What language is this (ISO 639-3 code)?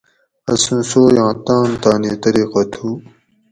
gwc